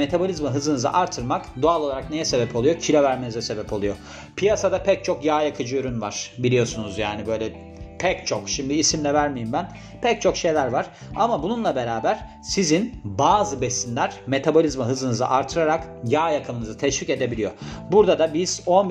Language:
Turkish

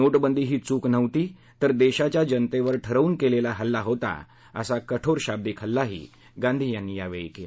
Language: Marathi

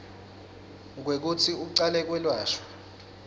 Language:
Swati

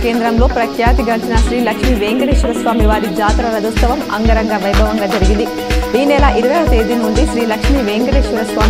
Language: Telugu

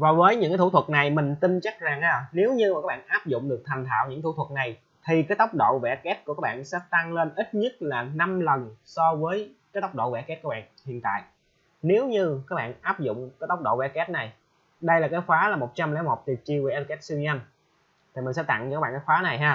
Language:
Vietnamese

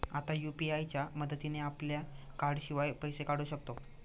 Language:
Marathi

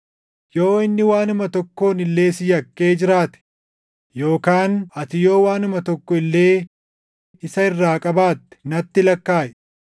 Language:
Oromo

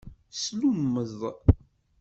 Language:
Kabyle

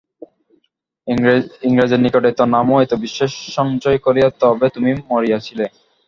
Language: Bangla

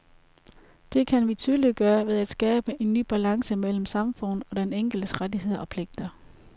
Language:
Danish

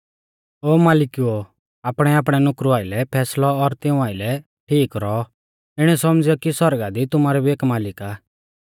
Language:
Mahasu Pahari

